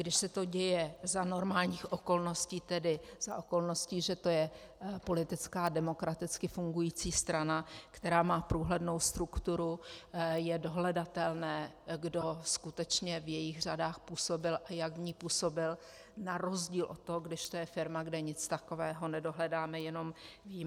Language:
Czech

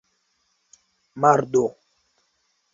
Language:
Esperanto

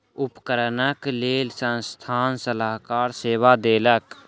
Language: Maithili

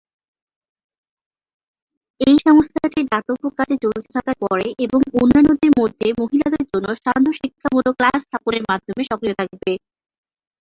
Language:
Bangla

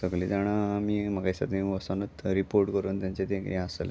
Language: Konkani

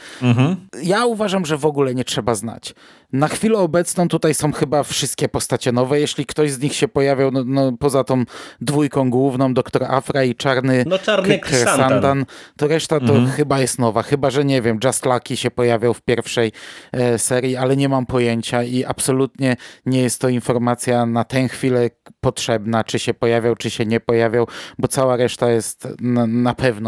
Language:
Polish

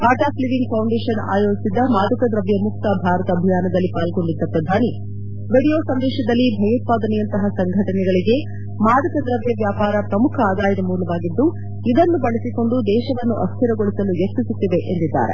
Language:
Kannada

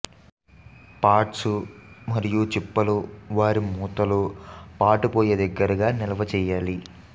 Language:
Telugu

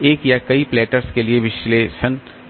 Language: Hindi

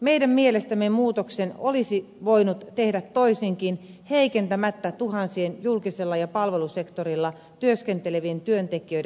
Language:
Finnish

